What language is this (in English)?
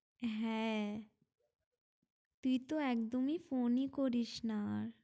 Bangla